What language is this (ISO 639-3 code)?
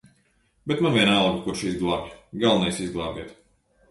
lav